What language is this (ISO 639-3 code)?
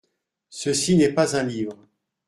fra